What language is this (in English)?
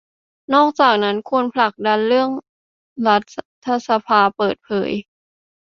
Thai